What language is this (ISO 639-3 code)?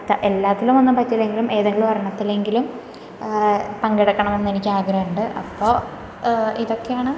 mal